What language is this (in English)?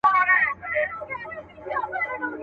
Pashto